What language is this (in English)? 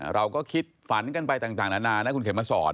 Thai